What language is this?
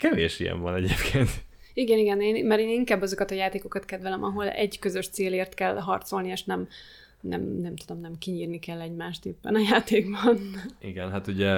Hungarian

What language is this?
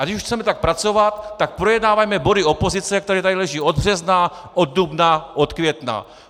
Czech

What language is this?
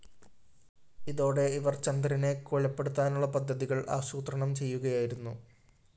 Malayalam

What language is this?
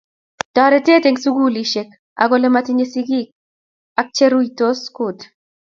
Kalenjin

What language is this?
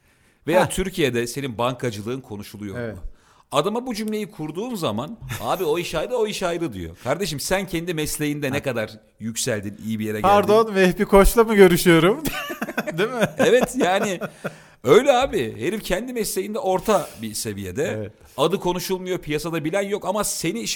Turkish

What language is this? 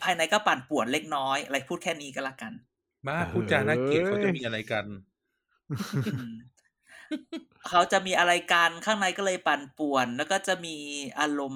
Thai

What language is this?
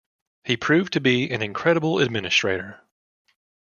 English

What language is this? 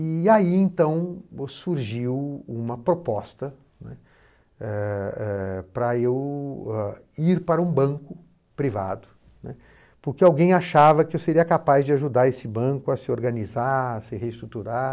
Portuguese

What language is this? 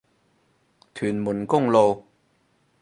Cantonese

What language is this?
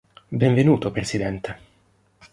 Italian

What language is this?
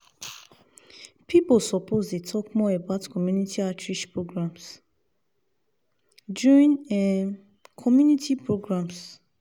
Nigerian Pidgin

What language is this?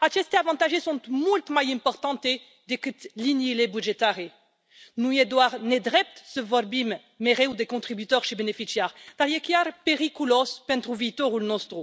Romanian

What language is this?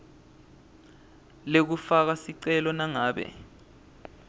Swati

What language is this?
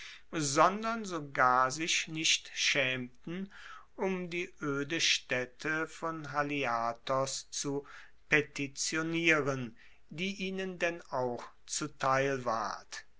German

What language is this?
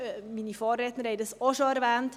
Swiss German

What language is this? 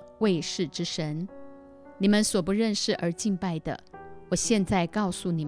Chinese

